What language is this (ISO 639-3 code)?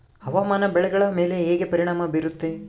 kan